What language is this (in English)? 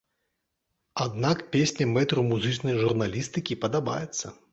Belarusian